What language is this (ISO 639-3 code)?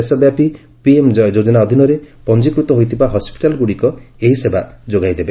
ori